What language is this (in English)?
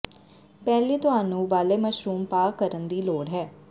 Punjabi